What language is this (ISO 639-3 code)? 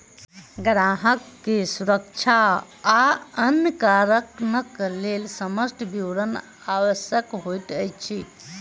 mai